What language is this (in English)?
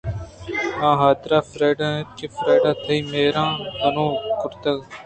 Eastern Balochi